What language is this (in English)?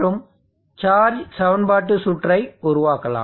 Tamil